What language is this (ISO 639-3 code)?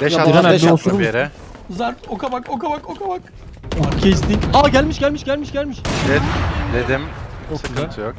tur